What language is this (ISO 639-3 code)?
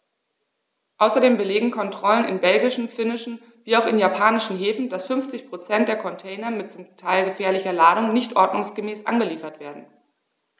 deu